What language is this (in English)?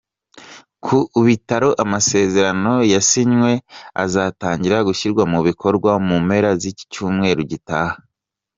Kinyarwanda